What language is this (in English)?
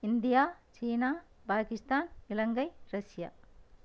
Tamil